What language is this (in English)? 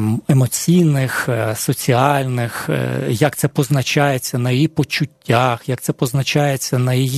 Ukrainian